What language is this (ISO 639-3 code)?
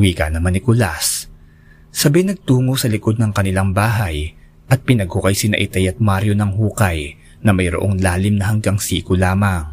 fil